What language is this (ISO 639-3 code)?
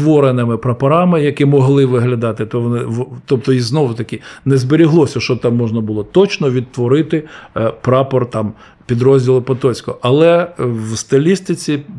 ukr